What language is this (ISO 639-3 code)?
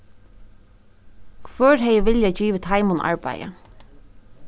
fao